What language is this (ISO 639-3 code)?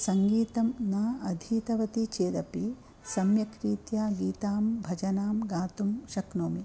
san